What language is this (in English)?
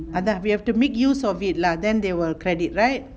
English